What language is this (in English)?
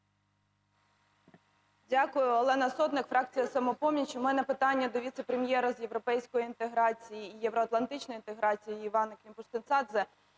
Ukrainian